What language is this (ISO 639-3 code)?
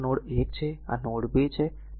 guj